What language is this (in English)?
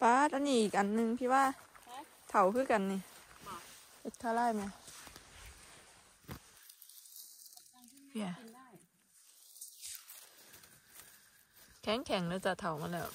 Thai